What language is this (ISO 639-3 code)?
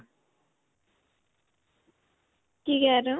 pan